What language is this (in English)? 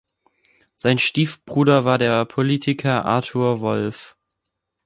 German